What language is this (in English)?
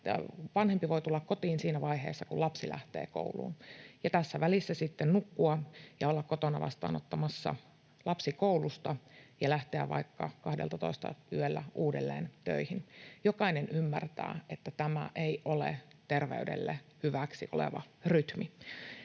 Finnish